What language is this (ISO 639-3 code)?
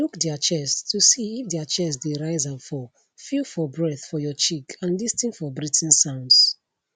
pcm